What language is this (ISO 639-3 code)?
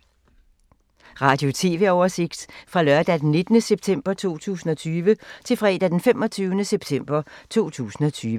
dan